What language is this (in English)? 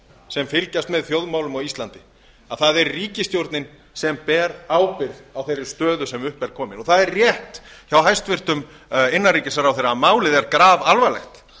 Icelandic